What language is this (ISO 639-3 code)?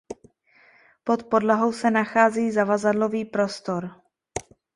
ces